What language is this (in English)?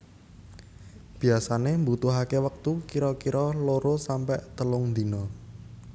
Javanese